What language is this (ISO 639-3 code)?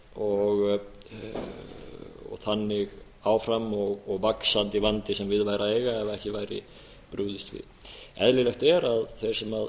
isl